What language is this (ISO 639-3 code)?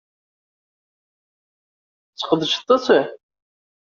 kab